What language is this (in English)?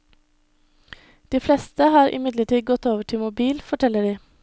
Norwegian